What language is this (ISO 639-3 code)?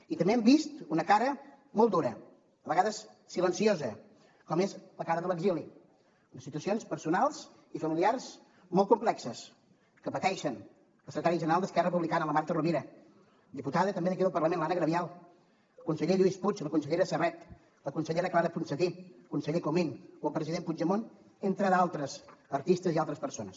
cat